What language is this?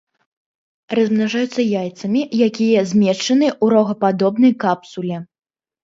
Belarusian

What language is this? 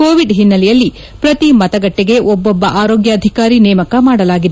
Kannada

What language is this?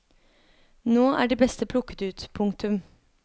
Norwegian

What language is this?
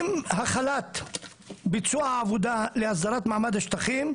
Hebrew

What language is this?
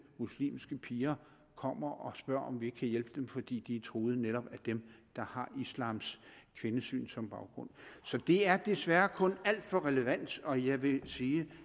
Danish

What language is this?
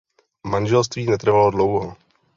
Czech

